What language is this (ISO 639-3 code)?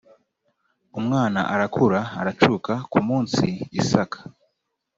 kin